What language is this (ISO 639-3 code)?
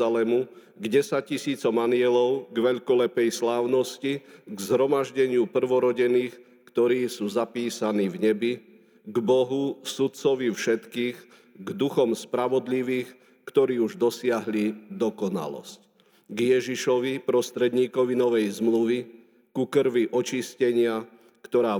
slk